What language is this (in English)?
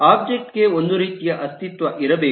Kannada